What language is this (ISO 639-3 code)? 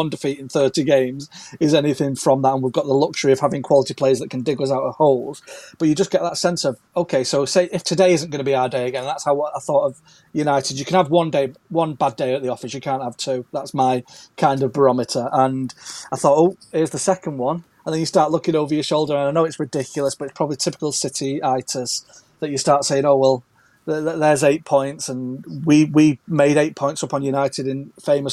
eng